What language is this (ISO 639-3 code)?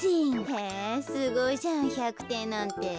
jpn